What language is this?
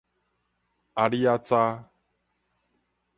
Min Nan Chinese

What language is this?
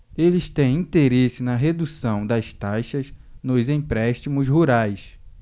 Portuguese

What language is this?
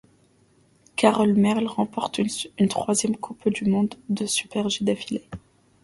French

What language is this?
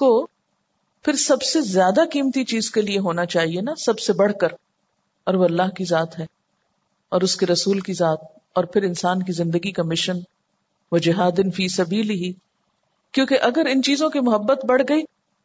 Urdu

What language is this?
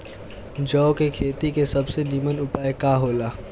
Bhojpuri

